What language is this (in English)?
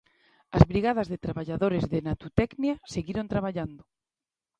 Galician